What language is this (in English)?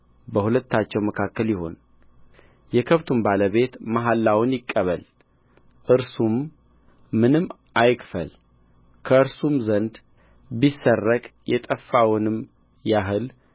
Amharic